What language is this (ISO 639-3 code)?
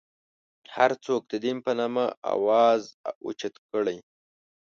pus